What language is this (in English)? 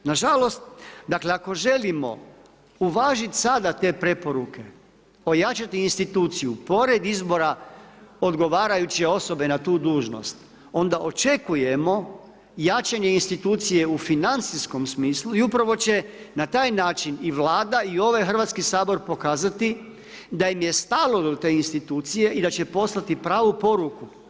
Croatian